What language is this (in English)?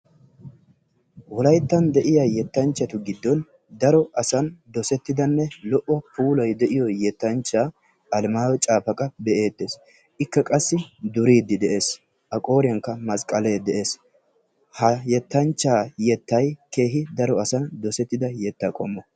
Wolaytta